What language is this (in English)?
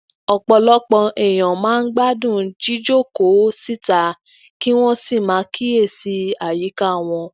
Yoruba